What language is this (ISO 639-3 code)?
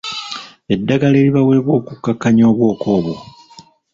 lug